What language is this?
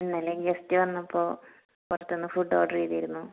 Malayalam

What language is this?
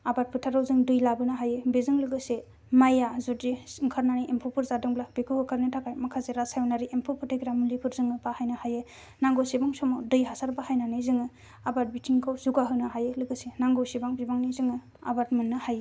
Bodo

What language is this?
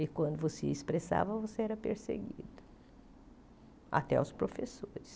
Portuguese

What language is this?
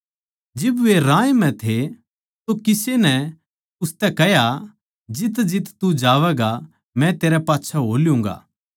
Haryanvi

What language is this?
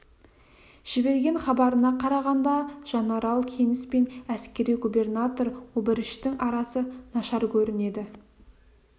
Kazakh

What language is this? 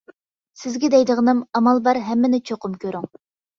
Uyghur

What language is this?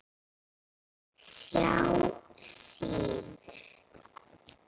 Icelandic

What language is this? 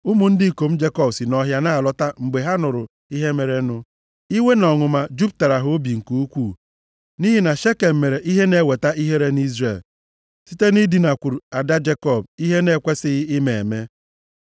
Igbo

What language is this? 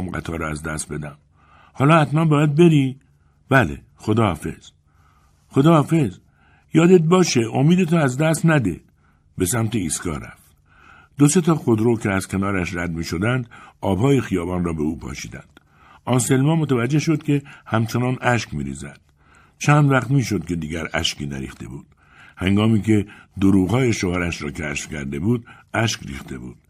Persian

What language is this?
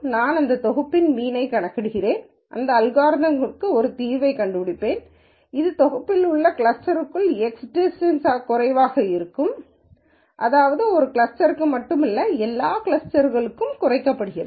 Tamil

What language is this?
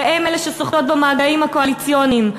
Hebrew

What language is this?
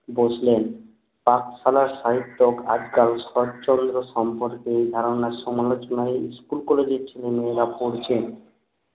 Bangla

